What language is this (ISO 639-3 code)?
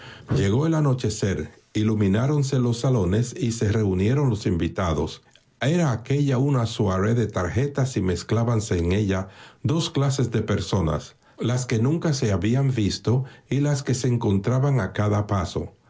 spa